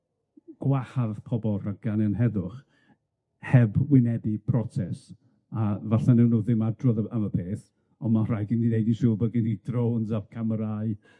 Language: Welsh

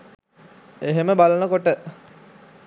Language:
Sinhala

